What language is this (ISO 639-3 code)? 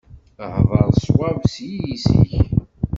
kab